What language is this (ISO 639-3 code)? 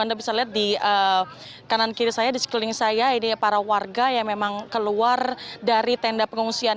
ind